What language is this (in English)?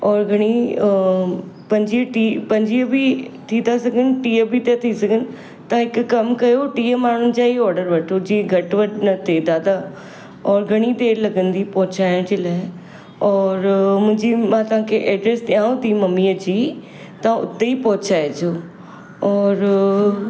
Sindhi